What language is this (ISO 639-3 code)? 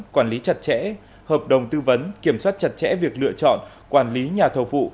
vie